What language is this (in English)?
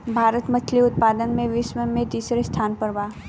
Bhojpuri